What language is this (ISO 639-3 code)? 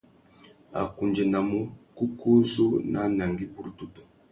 bag